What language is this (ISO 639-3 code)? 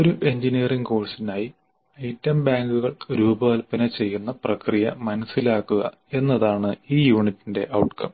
mal